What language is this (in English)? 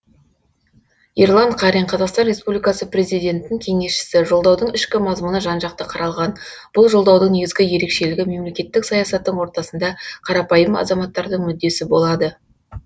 Kazakh